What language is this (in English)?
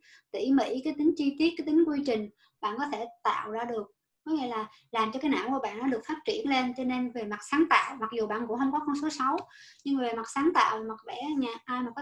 Vietnamese